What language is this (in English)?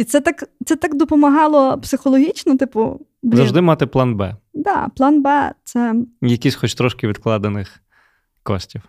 Ukrainian